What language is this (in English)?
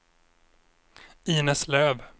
Swedish